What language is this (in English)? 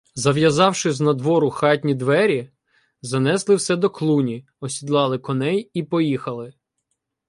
Ukrainian